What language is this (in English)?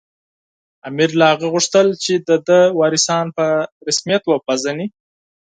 Pashto